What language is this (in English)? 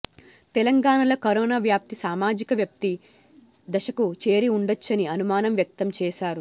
Telugu